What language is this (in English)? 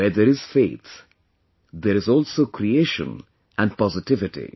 English